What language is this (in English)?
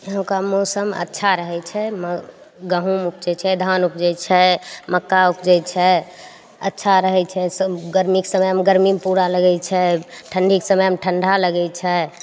Maithili